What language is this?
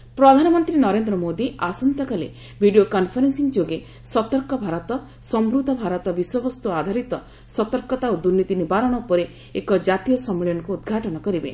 Odia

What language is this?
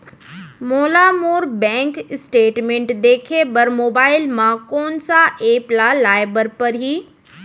Chhattisgarhi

